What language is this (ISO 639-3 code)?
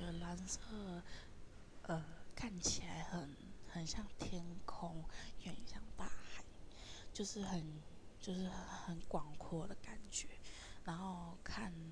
zho